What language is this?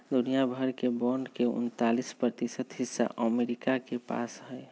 Magahi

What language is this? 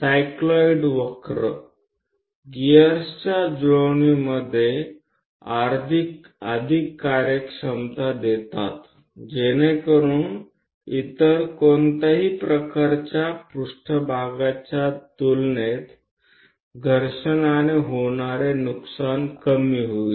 Gujarati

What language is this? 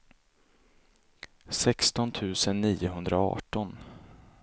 Swedish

